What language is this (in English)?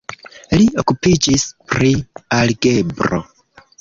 Esperanto